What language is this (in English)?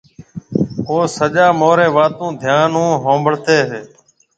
Marwari (Pakistan)